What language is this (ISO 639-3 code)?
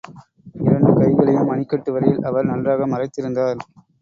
tam